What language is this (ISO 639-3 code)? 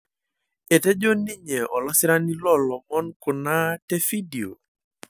mas